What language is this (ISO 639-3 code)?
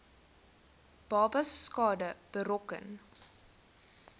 afr